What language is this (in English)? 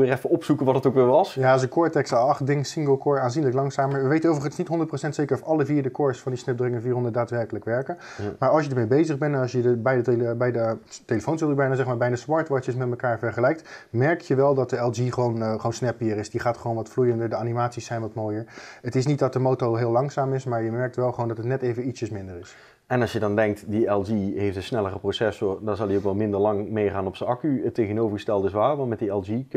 Dutch